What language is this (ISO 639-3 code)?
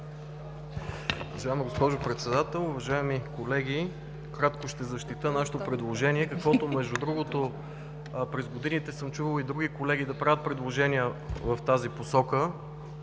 bul